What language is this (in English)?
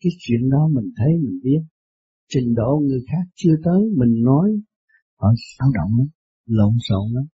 Vietnamese